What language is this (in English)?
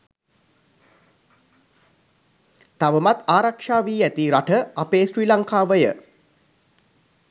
Sinhala